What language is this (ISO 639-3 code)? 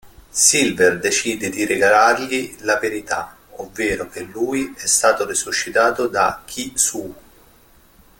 ita